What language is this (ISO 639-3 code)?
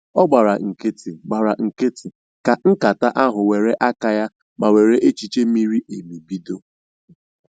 ibo